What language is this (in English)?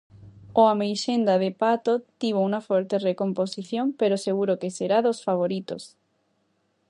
Galician